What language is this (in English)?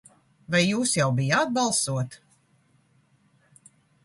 Latvian